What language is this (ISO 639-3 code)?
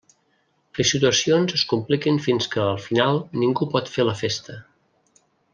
cat